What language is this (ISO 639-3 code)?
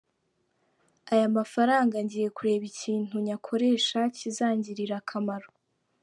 kin